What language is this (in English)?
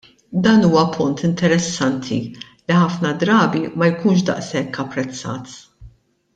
Maltese